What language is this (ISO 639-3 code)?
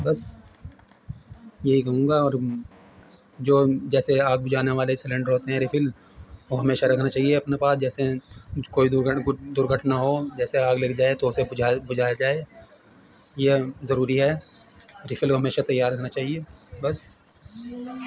urd